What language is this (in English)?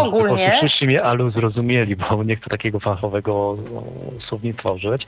Polish